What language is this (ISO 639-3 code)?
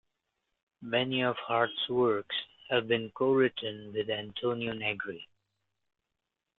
eng